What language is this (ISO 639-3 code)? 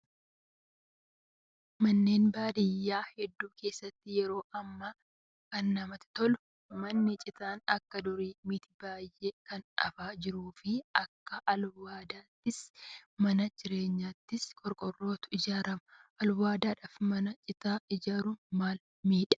orm